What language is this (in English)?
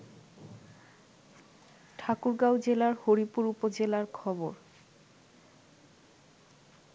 Bangla